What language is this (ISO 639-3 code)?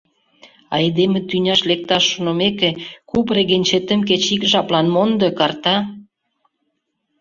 chm